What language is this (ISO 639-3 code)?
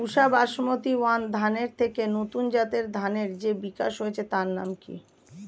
ben